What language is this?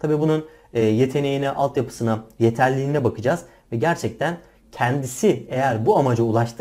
Turkish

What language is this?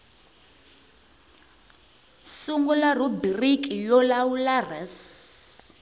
Tsonga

